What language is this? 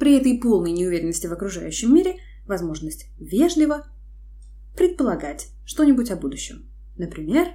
Russian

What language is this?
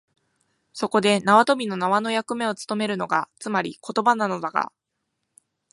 Japanese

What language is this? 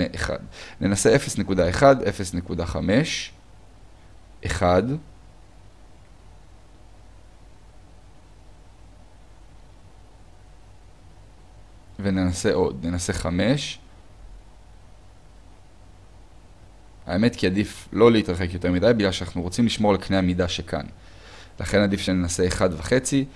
Hebrew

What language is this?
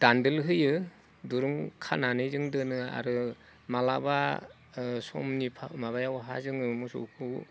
Bodo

